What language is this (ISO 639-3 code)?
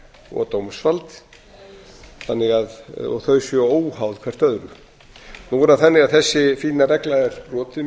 isl